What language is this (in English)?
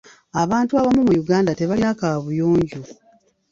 Ganda